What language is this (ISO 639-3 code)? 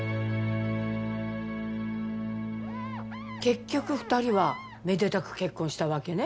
jpn